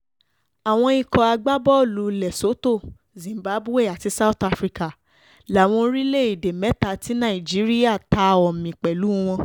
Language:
Yoruba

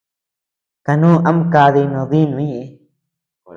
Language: Tepeuxila Cuicatec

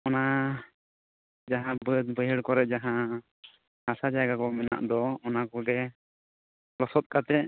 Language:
Santali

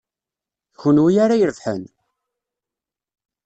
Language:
Kabyle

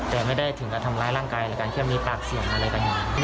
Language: Thai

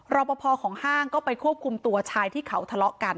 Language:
Thai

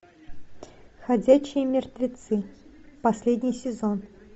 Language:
Russian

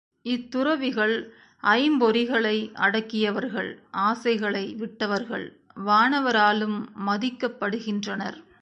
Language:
Tamil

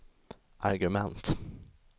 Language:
Swedish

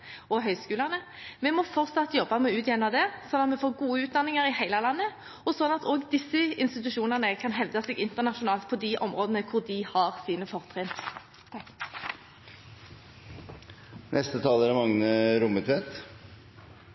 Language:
Norwegian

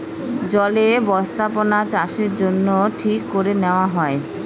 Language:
Bangla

